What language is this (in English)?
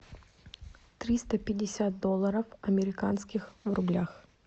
Russian